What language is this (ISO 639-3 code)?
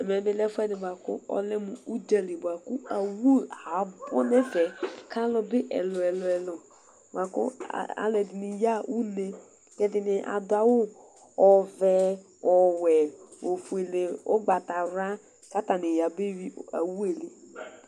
kpo